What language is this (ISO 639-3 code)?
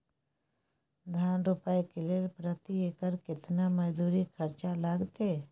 mai